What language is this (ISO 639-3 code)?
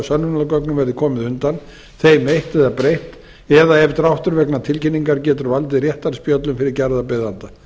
isl